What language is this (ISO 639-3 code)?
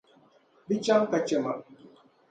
dag